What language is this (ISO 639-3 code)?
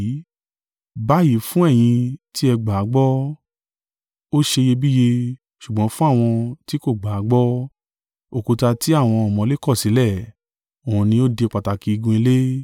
yor